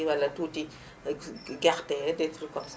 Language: Wolof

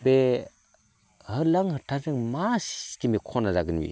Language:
Bodo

